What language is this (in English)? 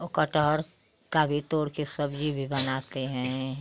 Hindi